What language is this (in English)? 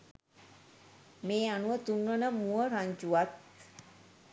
Sinhala